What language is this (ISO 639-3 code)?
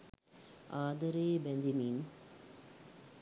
sin